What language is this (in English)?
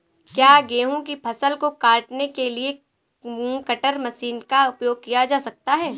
Hindi